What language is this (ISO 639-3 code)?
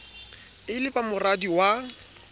sot